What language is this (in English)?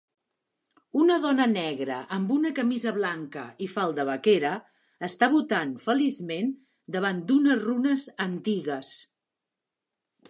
Catalan